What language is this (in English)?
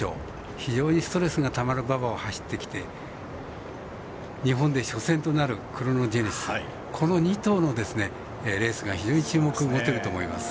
Japanese